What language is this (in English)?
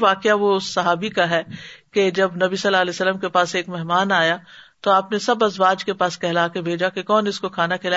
Urdu